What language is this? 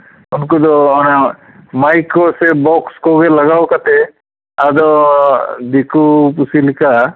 Santali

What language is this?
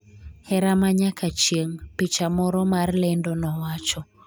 Luo (Kenya and Tanzania)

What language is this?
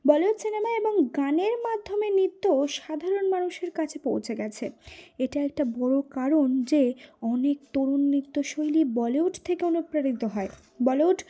Bangla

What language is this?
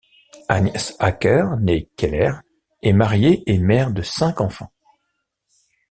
French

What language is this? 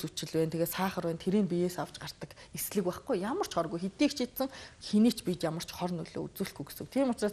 Arabic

